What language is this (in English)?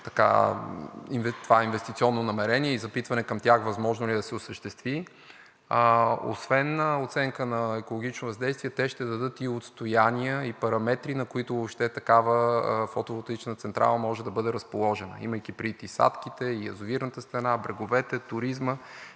Bulgarian